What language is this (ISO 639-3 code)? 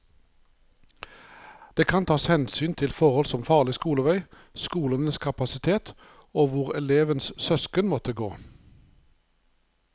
nor